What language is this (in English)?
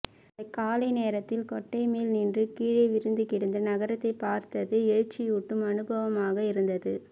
Tamil